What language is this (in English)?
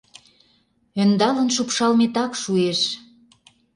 Mari